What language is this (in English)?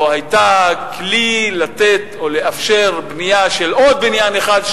Hebrew